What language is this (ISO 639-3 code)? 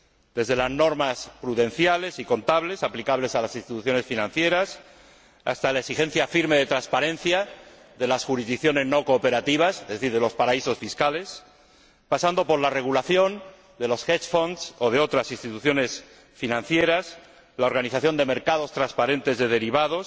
spa